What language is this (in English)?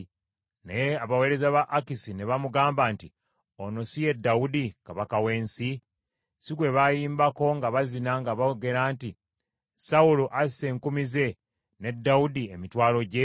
Ganda